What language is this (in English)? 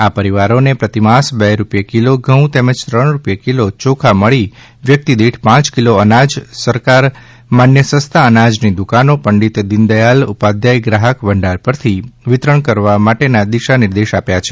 Gujarati